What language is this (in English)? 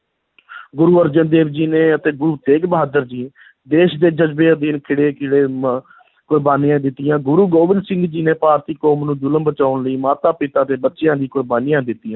Punjabi